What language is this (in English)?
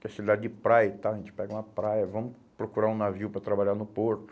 Portuguese